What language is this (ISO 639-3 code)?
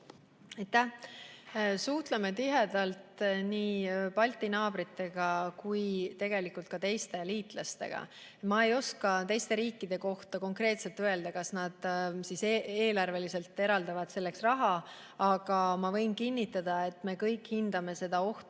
est